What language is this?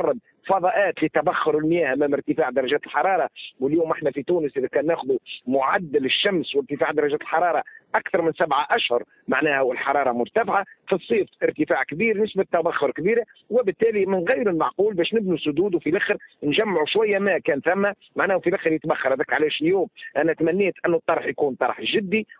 Arabic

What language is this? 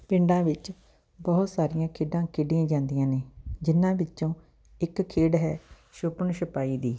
Punjabi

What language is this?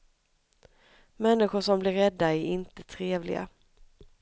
Swedish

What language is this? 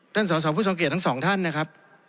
Thai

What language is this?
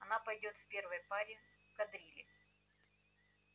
Russian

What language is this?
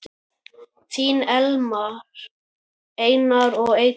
Icelandic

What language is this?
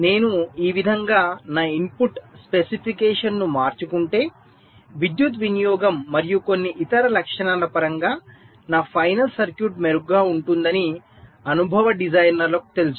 Telugu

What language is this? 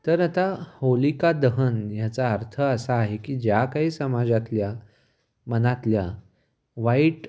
Marathi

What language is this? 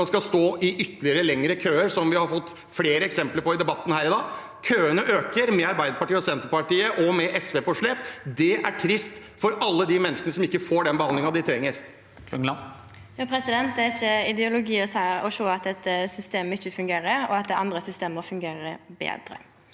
Norwegian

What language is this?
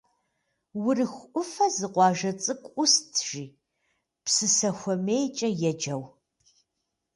Kabardian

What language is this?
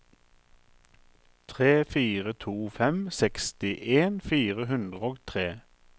Norwegian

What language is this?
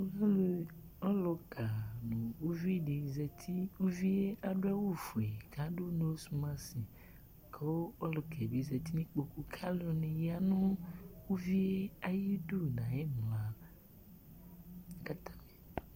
Ikposo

